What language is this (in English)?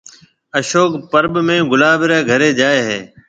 Marwari (Pakistan)